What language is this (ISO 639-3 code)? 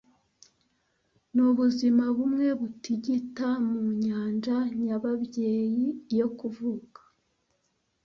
kin